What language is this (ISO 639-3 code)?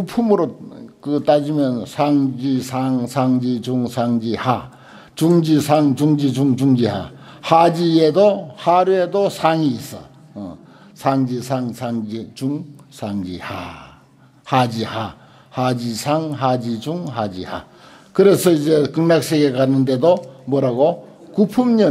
kor